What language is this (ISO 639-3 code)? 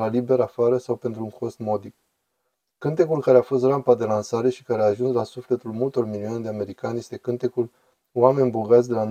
ron